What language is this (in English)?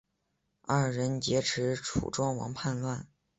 Chinese